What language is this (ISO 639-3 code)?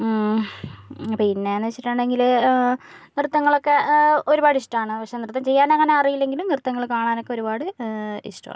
mal